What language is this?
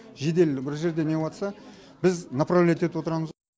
Kazakh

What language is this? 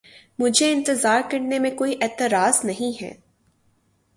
Urdu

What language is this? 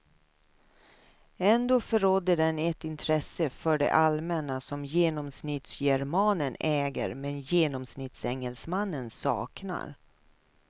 Swedish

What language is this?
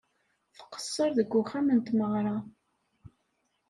Kabyle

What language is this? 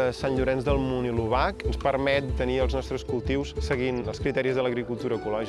Catalan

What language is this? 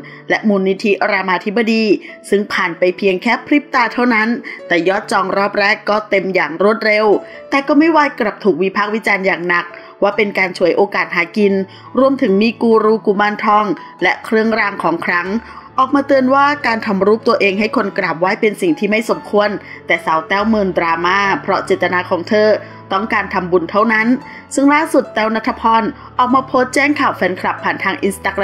Thai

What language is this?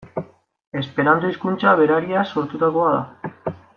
Basque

